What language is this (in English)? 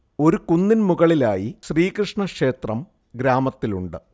Malayalam